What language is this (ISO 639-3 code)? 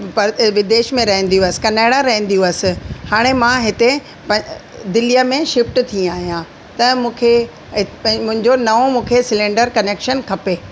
snd